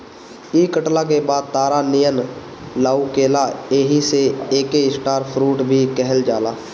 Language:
Bhojpuri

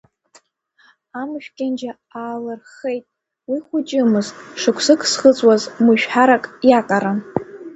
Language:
Abkhazian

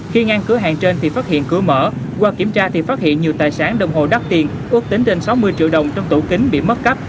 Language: Vietnamese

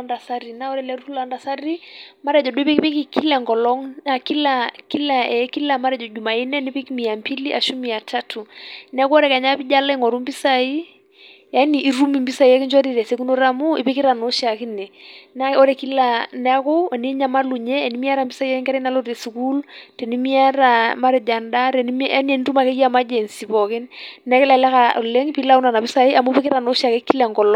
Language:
Masai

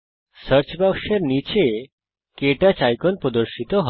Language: Bangla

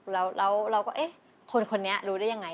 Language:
Thai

